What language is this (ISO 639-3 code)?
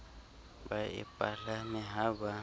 sot